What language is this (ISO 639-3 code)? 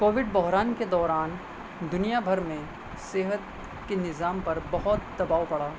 urd